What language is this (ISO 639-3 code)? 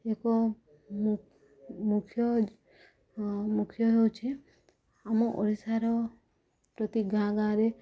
ori